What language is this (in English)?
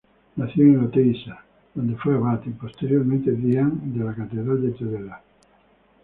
Spanish